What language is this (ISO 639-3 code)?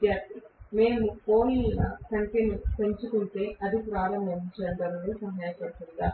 tel